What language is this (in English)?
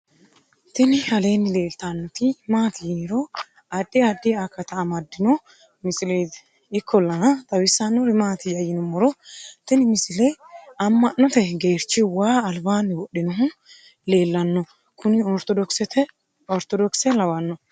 Sidamo